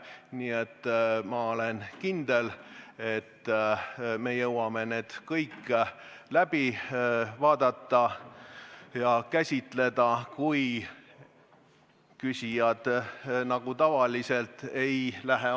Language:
Estonian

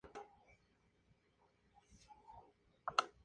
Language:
Spanish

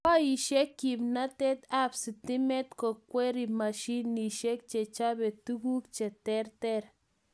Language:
Kalenjin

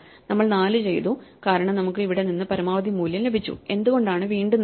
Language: Malayalam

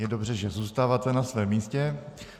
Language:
Czech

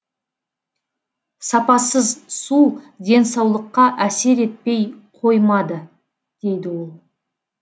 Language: Kazakh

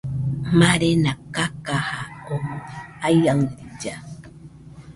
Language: Nüpode Huitoto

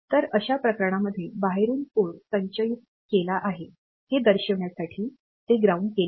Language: Marathi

